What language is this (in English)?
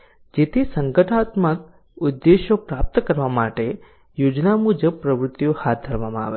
Gujarati